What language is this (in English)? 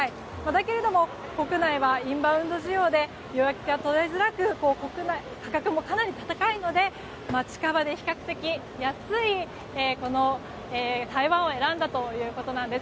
Japanese